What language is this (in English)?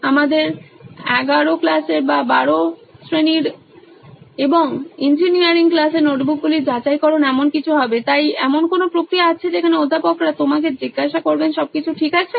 Bangla